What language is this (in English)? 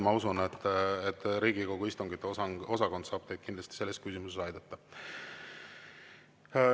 Estonian